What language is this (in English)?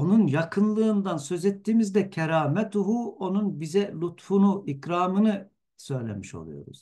Turkish